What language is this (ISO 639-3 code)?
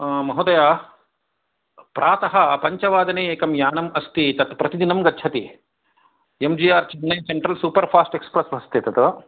san